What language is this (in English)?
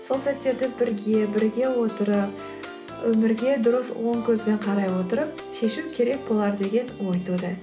Kazakh